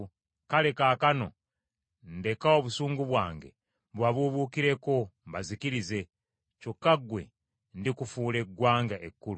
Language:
Ganda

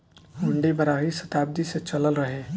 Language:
Bhojpuri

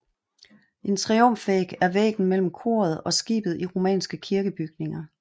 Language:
Danish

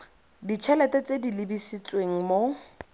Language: Tswana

